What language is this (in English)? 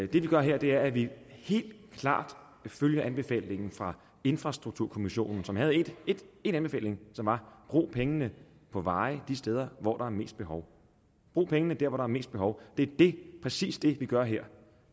Danish